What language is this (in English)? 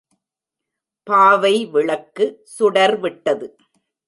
Tamil